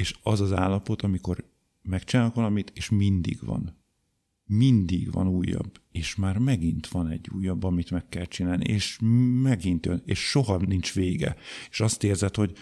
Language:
Hungarian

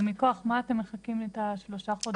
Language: Hebrew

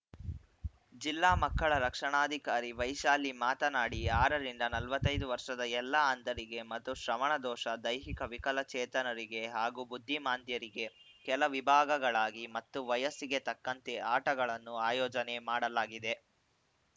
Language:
Kannada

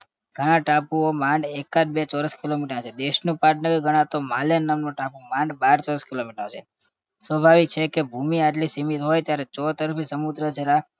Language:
Gujarati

